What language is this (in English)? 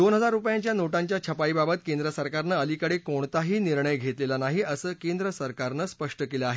Marathi